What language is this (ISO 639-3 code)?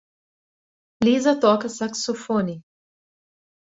por